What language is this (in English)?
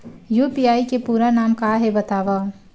Chhattisgarhi